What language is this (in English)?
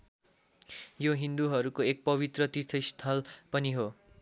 Nepali